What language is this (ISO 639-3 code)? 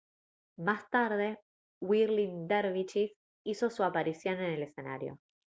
spa